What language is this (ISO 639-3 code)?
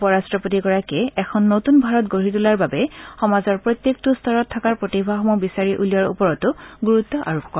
asm